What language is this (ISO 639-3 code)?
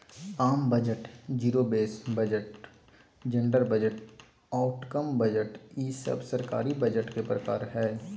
mag